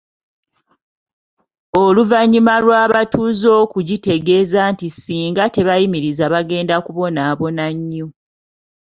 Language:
Ganda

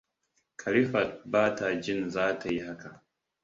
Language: Hausa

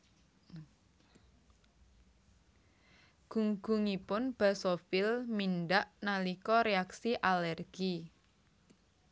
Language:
Javanese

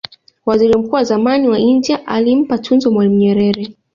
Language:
Swahili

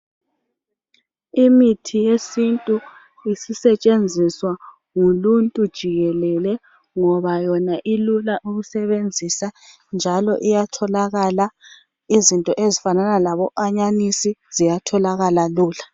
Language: North Ndebele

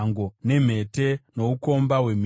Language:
Shona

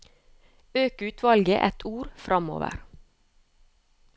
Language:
Norwegian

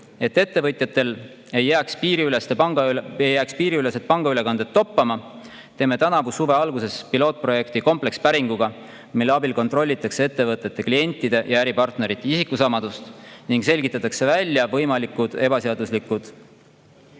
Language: Estonian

